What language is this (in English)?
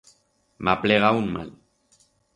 Aragonese